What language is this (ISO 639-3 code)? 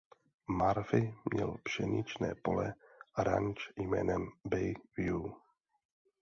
ces